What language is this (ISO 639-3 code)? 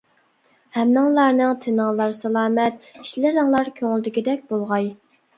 uig